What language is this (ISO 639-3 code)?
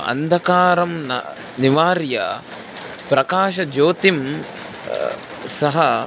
san